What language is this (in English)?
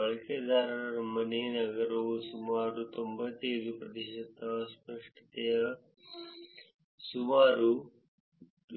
Kannada